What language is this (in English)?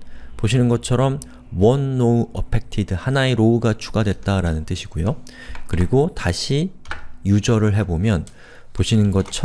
Korean